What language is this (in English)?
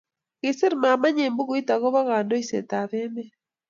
Kalenjin